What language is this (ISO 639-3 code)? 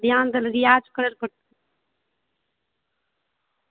mai